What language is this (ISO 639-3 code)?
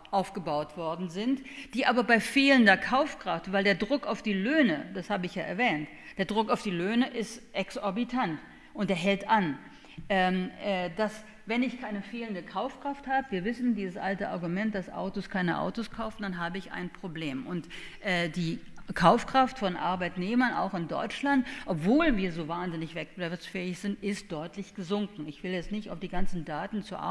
deu